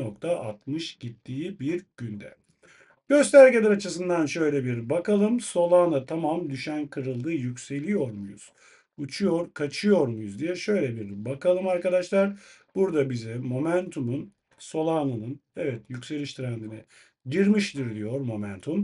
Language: Turkish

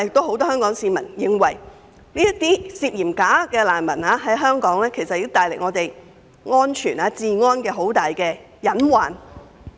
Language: Cantonese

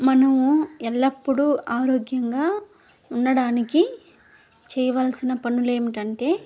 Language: Telugu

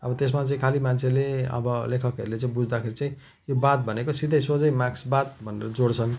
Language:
Nepali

